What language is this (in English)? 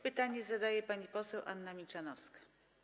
Polish